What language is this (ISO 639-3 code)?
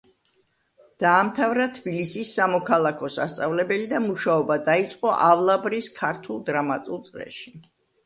kat